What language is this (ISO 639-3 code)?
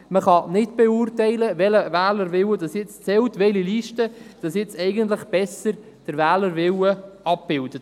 gsw